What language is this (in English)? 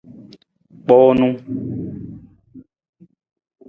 Nawdm